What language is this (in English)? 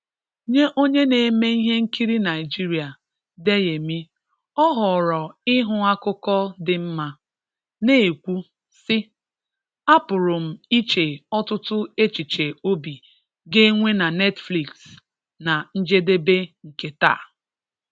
Igbo